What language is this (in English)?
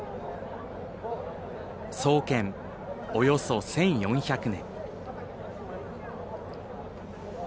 Japanese